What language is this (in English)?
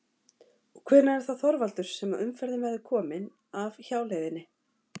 Icelandic